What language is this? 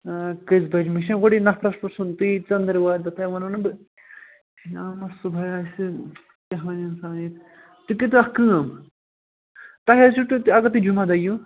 Kashmiri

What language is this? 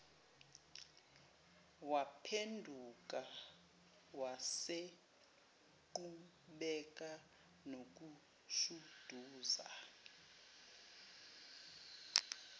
Zulu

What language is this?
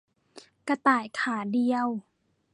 Thai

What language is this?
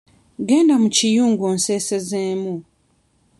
Ganda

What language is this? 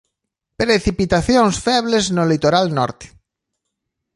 Galician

